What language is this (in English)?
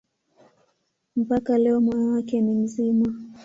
Swahili